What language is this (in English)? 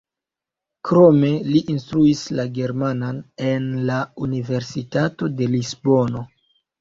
Esperanto